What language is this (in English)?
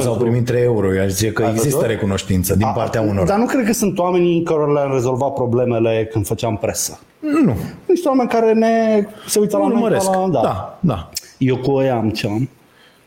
Romanian